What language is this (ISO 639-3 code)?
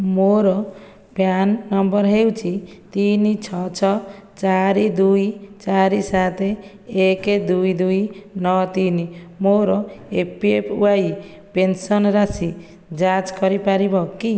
ori